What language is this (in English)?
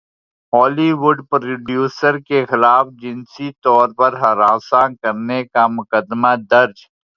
Urdu